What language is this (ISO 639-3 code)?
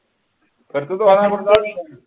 mar